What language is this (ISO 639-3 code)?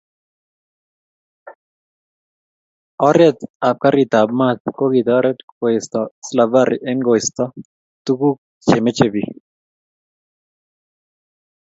kln